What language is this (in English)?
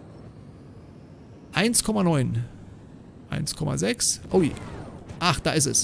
German